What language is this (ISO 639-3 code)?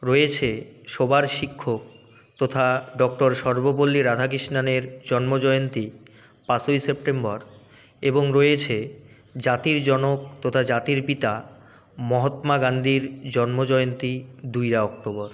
ben